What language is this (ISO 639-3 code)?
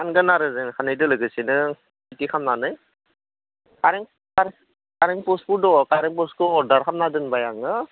brx